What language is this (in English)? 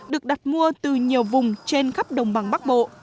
Vietnamese